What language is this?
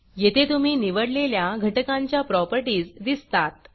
Marathi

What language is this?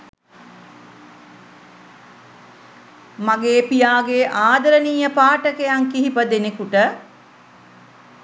Sinhala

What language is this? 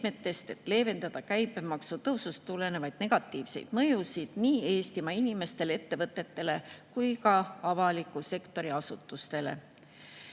Estonian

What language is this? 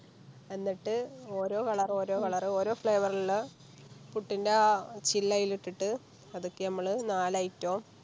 Malayalam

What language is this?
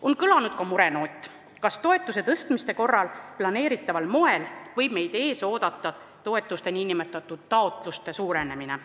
Estonian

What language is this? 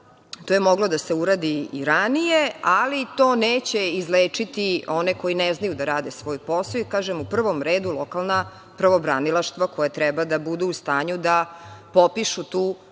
Serbian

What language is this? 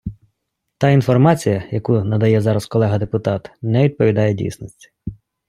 Ukrainian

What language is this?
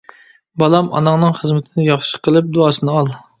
Uyghur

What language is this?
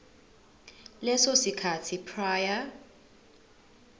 Zulu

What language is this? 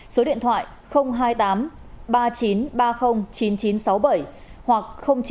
Vietnamese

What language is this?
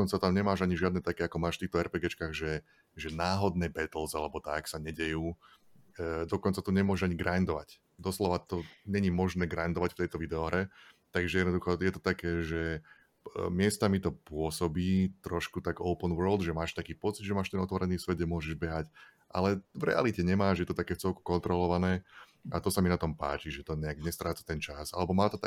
Slovak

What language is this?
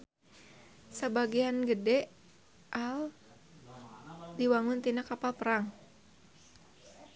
Sundanese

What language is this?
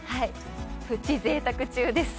Japanese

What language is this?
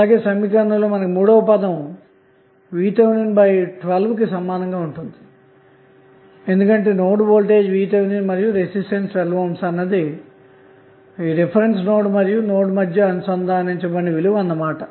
Telugu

